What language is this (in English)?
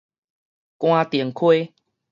Min Nan Chinese